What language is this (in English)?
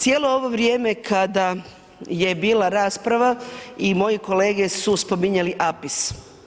Croatian